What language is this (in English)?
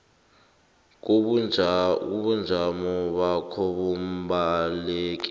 South Ndebele